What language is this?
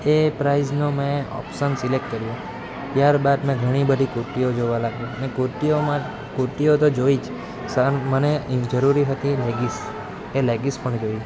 Gujarati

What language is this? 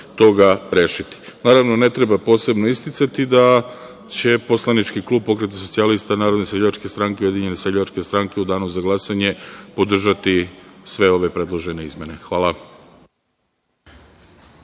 Serbian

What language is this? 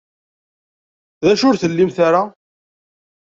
Kabyle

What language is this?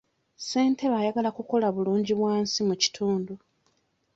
Ganda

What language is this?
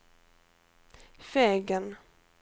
Swedish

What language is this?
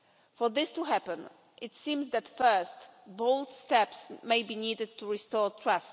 English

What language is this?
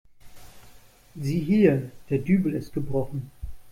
German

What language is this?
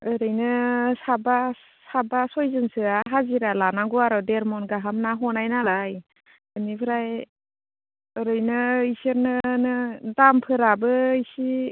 Bodo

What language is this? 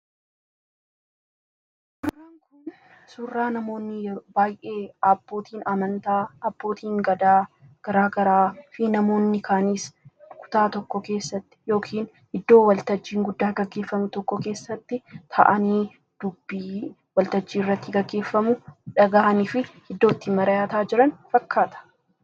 Oromo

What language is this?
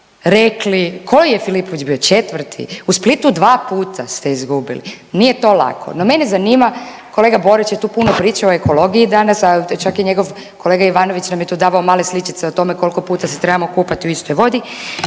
Croatian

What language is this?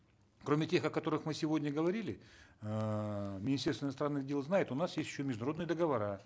Kazakh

